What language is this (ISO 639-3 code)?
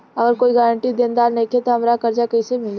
bho